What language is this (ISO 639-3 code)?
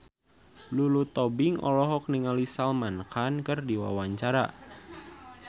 sun